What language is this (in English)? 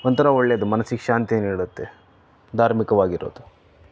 Kannada